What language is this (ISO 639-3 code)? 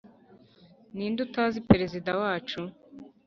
kin